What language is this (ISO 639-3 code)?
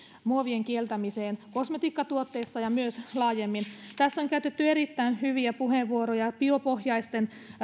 fin